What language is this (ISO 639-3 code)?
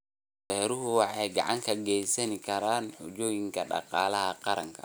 som